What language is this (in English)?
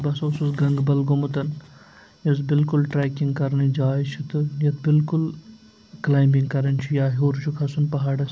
Kashmiri